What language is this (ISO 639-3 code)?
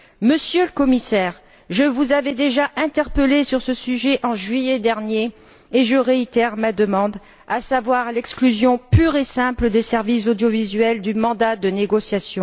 fra